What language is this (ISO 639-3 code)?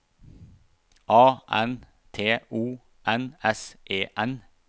nor